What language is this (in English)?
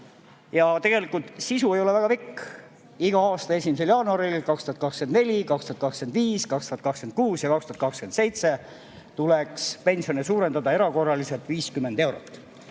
Estonian